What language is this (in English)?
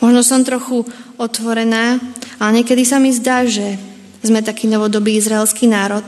Slovak